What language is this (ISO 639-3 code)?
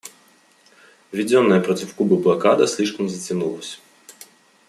rus